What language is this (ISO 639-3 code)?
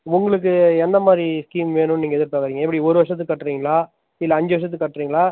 tam